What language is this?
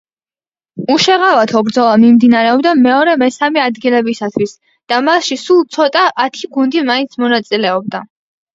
Georgian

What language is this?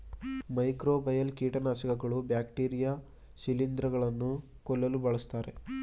Kannada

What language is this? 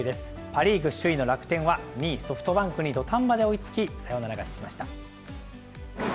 Japanese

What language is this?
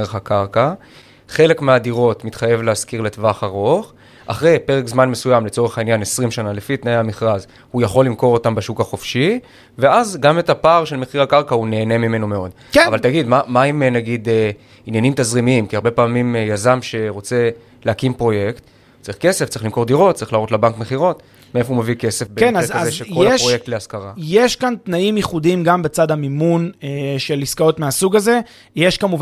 Hebrew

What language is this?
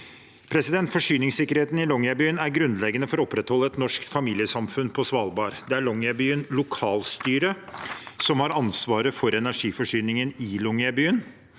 Norwegian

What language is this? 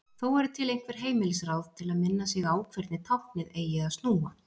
Icelandic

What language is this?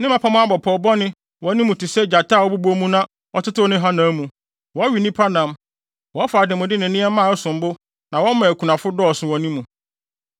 Akan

